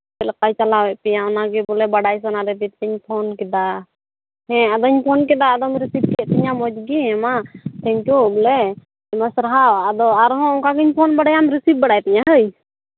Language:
Santali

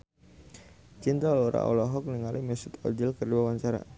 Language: Sundanese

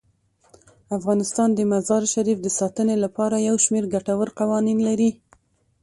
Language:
Pashto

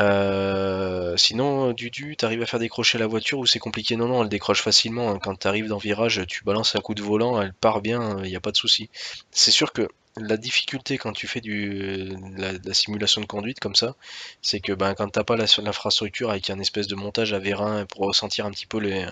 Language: French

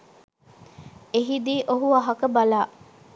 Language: Sinhala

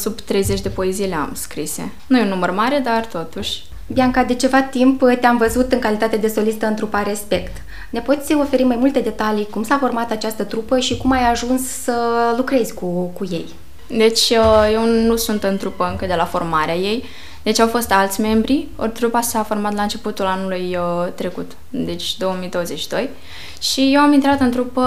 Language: Romanian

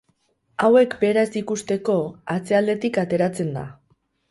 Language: Basque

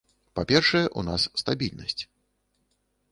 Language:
Belarusian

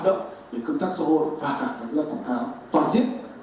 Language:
Vietnamese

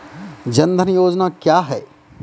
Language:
Maithili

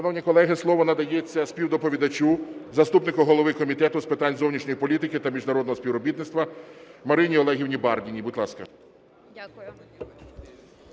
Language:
Ukrainian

